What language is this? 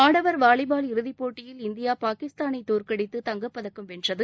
Tamil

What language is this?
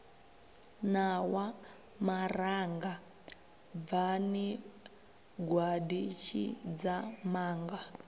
Venda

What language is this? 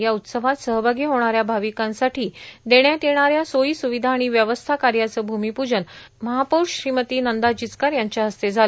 Marathi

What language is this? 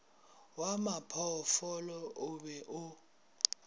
Northern Sotho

